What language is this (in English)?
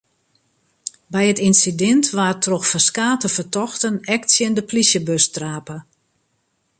Western Frisian